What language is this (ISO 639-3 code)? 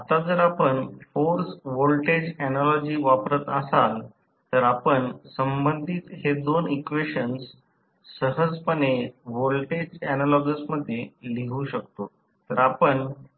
mar